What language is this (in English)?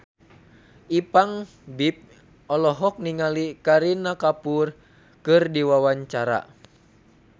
Sundanese